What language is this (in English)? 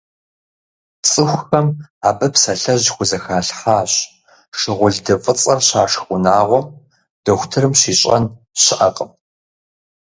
Kabardian